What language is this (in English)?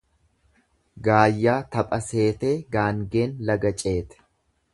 Oromo